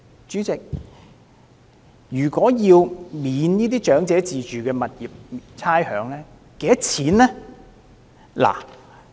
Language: Cantonese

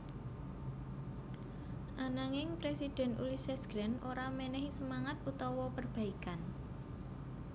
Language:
Javanese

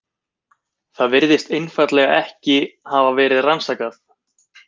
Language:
Icelandic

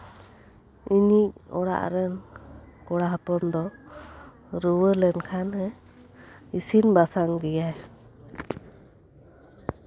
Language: Santali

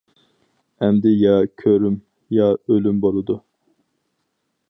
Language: Uyghur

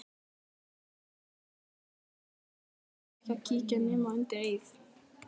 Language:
Icelandic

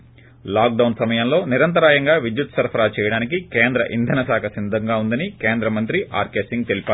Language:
Telugu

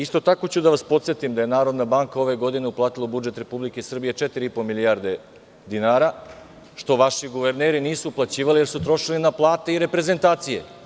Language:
Serbian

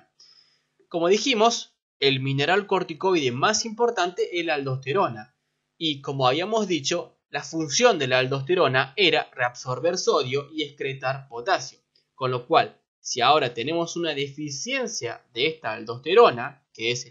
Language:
Spanish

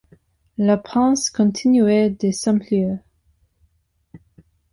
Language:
French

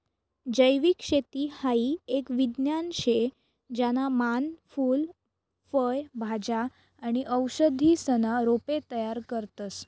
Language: Marathi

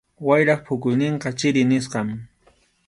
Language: Arequipa-La Unión Quechua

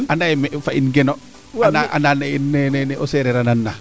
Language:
Serer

